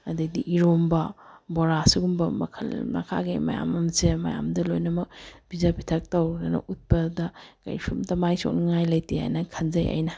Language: Manipuri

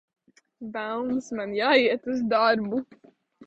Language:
Latvian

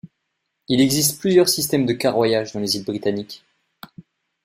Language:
French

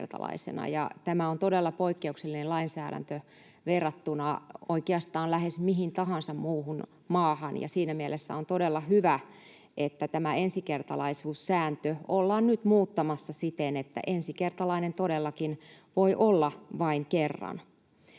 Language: Finnish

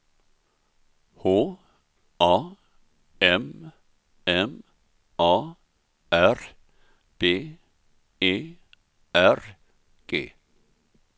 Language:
Swedish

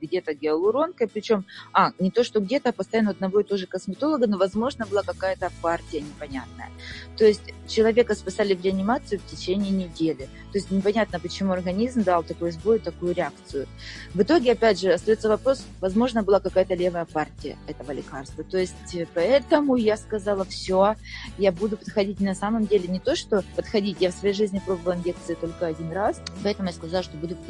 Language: Russian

